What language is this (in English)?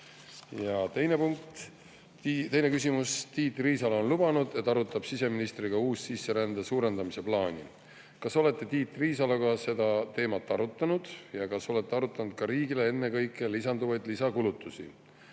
Estonian